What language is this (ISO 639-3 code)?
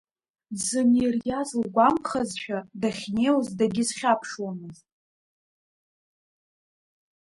abk